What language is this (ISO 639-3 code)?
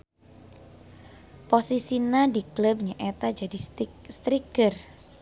sun